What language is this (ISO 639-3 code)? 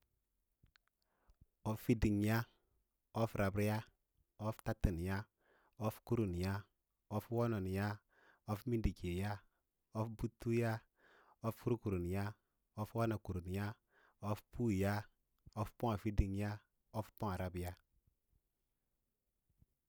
lla